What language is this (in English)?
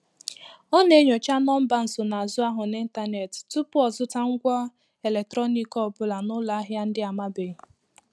Igbo